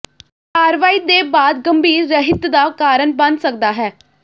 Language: Punjabi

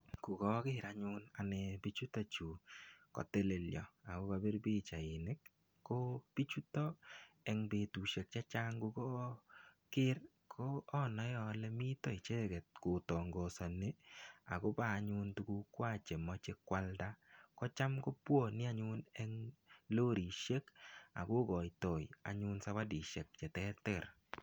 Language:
Kalenjin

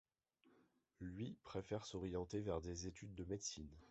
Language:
French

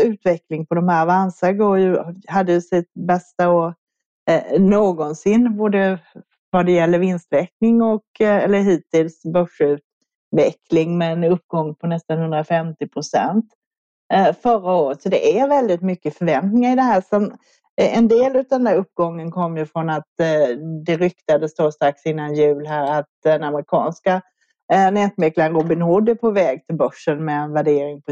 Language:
Swedish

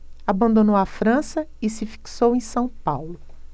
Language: Portuguese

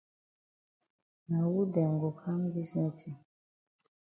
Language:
Cameroon Pidgin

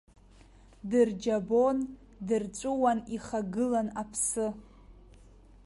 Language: Abkhazian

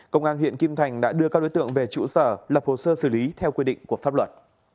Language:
Vietnamese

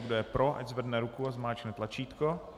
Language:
Czech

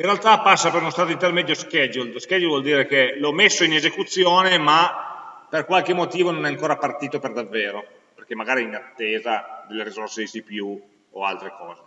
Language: Italian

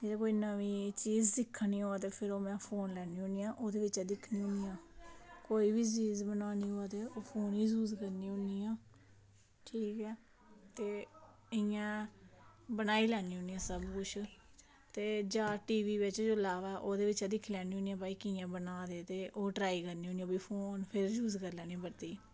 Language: Dogri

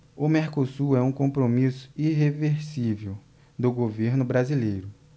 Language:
Portuguese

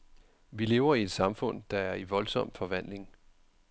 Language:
Danish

